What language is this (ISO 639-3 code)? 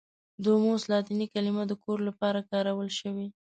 pus